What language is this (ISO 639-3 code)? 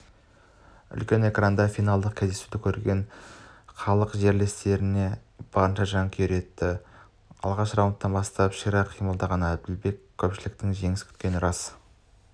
kaz